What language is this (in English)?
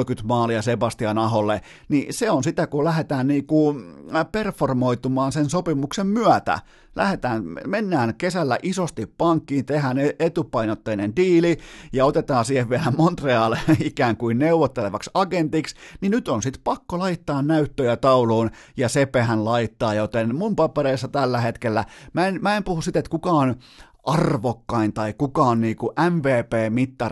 Finnish